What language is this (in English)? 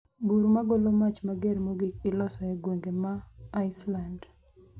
Luo (Kenya and Tanzania)